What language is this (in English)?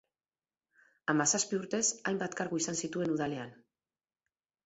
Basque